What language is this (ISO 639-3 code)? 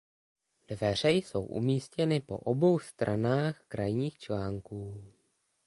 ces